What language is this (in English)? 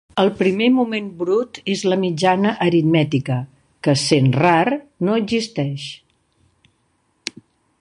Catalan